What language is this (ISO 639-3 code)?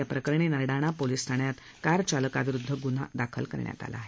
mar